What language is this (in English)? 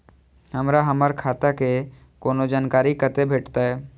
Maithili